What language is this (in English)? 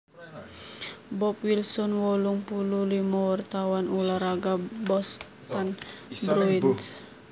Javanese